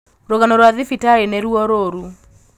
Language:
Kikuyu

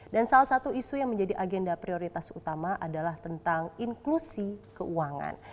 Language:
Indonesian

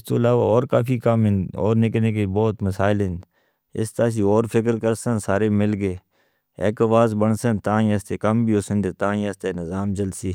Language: Northern Hindko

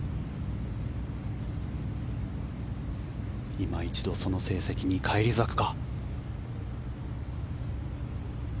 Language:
Japanese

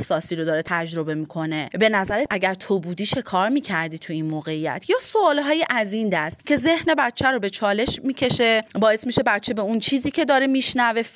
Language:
Persian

